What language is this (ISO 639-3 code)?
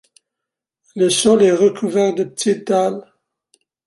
fra